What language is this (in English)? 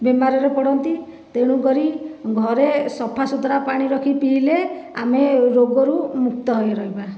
Odia